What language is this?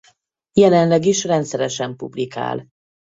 Hungarian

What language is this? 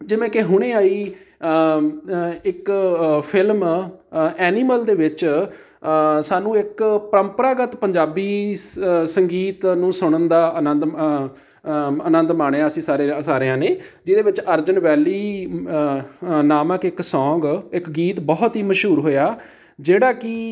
Punjabi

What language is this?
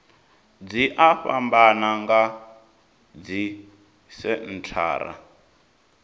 Venda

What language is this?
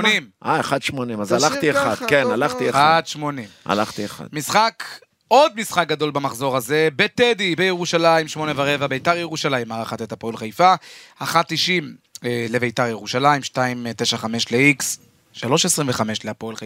Hebrew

